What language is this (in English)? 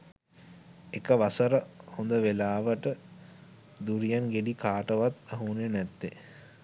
Sinhala